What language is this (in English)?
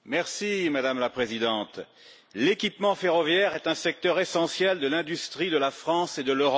French